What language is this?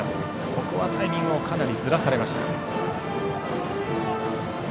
Japanese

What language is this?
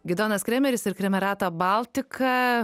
Lithuanian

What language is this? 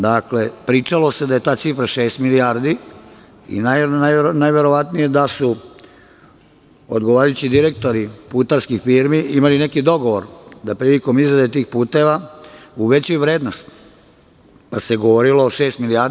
Serbian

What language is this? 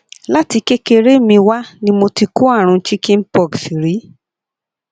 Yoruba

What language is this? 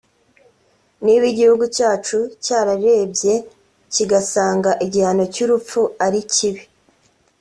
Kinyarwanda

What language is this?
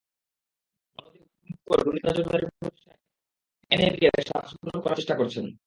Bangla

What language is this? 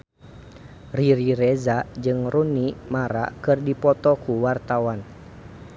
Sundanese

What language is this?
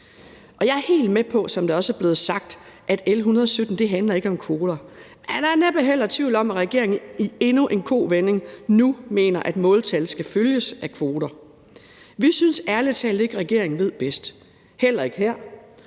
Danish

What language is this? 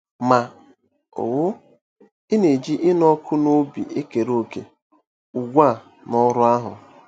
Igbo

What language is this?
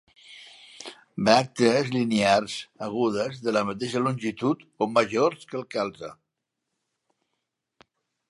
Catalan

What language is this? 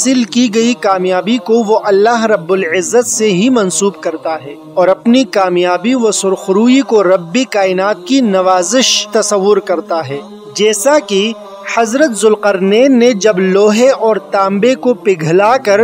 Hindi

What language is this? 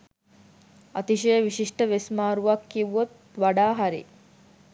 Sinhala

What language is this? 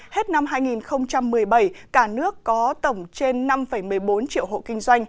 Vietnamese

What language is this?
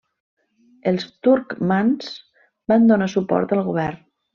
Catalan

